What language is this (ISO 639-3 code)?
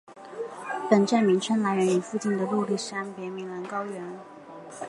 zho